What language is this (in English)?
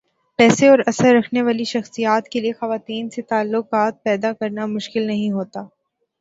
Urdu